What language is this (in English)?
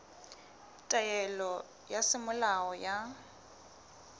Southern Sotho